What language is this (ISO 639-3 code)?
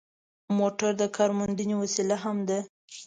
pus